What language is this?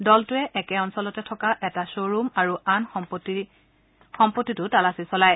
Assamese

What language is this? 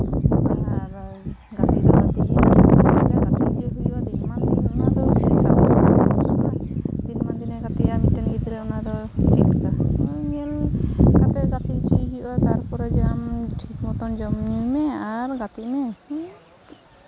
Santali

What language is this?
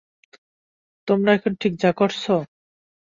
Bangla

